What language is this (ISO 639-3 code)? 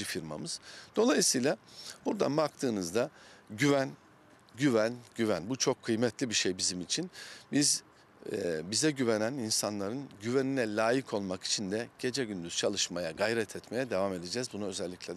tur